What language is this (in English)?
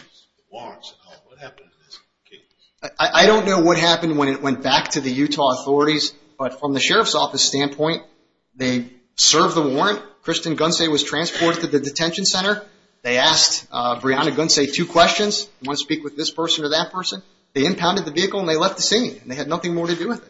English